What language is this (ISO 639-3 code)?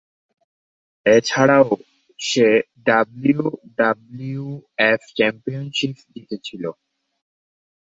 ben